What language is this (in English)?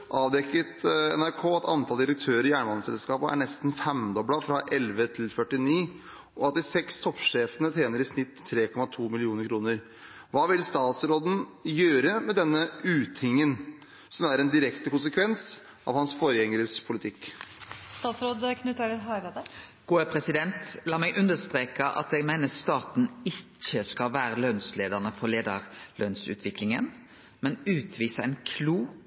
Norwegian Nynorsk